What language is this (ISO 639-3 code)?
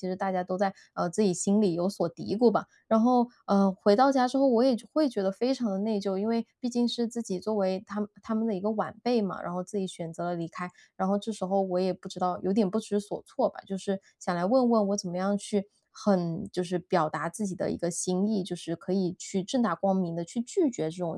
zho